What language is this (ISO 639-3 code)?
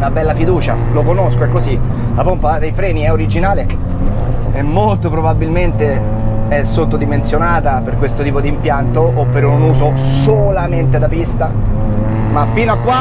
ita